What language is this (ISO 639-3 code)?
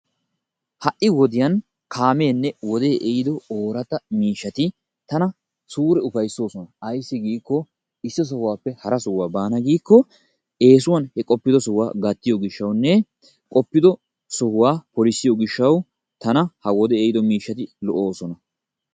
wal